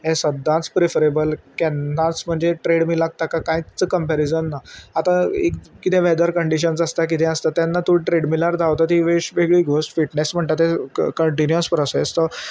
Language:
Konkani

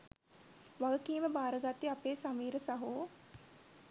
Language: Sinhala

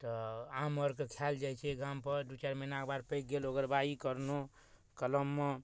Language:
Maithili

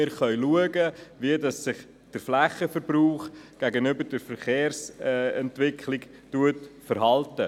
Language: Swiss German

